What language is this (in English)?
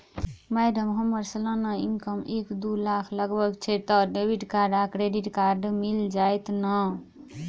Maithili